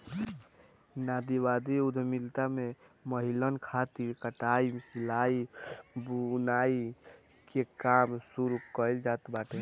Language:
Bhojpuri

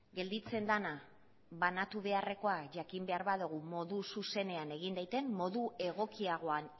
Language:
Basque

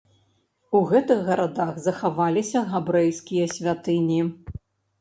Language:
Belarusian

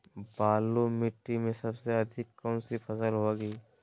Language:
Magahi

